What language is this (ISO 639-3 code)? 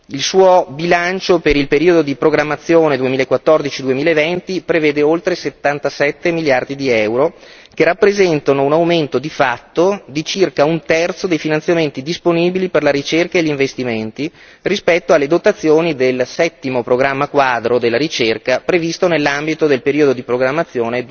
ita